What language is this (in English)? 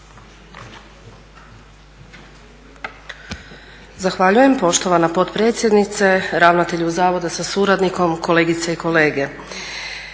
Croatian